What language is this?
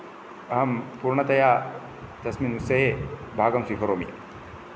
Sanskrit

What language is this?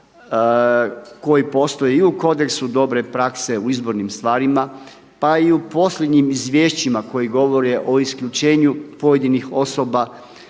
Croatian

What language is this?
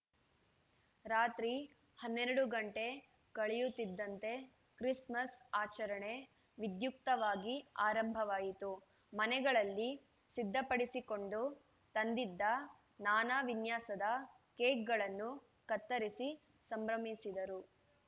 Kannada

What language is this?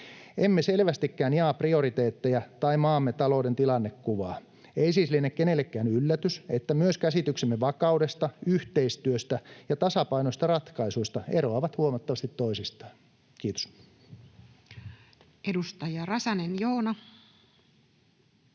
Finnish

